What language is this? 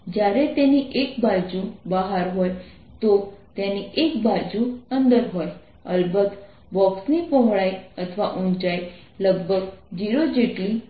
Gujarati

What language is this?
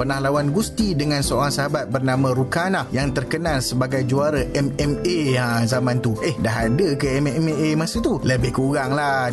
Malay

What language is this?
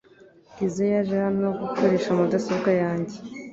Kinyarwanda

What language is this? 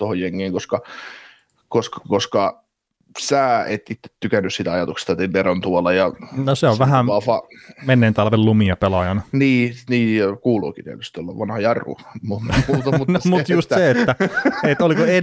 Finnish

